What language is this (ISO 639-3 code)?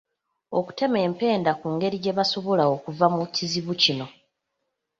lug